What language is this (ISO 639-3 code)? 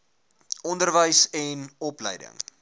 afr